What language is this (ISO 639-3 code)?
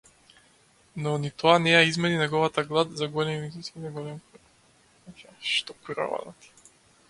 mkd